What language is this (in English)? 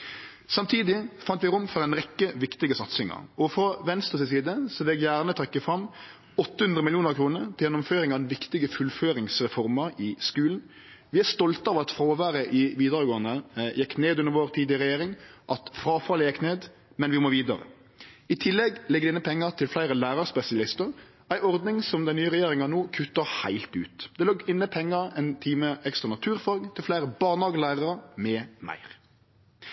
Norwegian Nynorsk